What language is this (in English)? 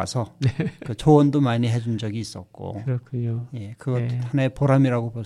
Korean